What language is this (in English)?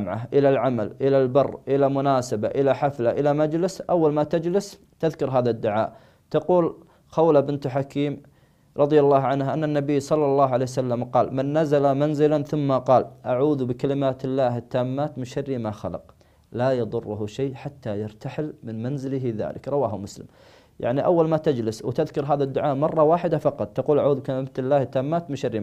Arabic